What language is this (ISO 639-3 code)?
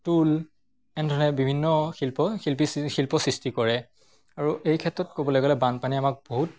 asm